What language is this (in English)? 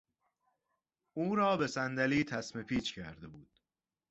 Persian